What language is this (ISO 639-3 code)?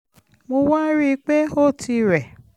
yor